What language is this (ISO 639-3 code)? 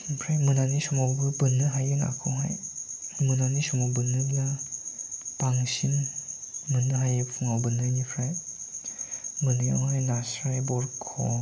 brx